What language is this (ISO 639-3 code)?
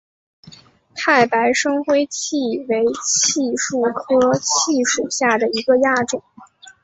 zho